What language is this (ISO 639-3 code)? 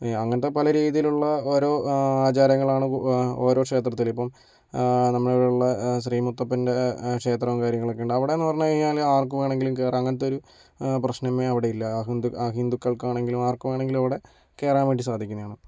mal